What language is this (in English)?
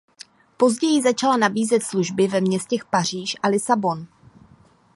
Czech